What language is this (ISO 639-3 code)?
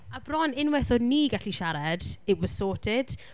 cym